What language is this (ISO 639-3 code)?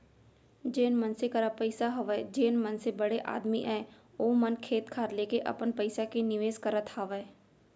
hne